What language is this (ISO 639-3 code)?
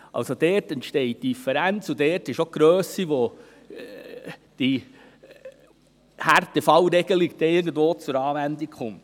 gsw